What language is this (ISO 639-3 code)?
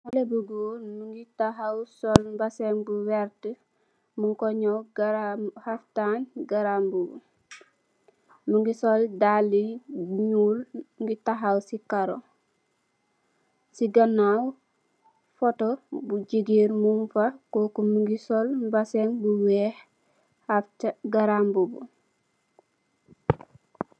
wol